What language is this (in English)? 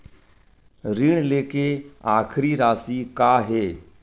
Chhattisgarhi